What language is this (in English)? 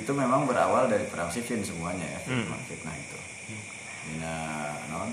Indonesian